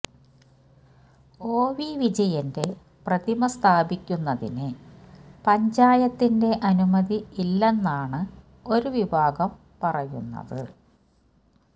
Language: Malayalam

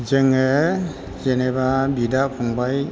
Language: Bodo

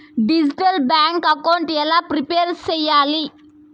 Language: Telugu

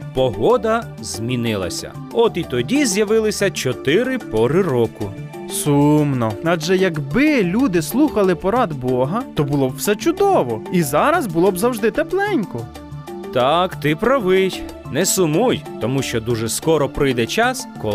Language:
Ukrainian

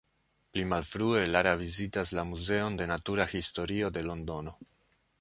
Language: Esperanto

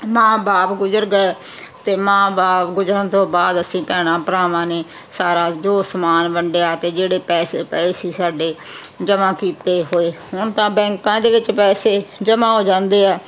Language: Punjabi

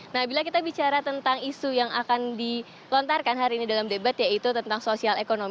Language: Indonesian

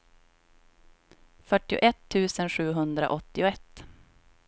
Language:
Swedish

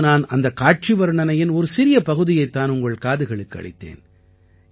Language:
Tamil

